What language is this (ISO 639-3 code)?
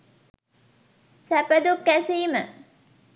sin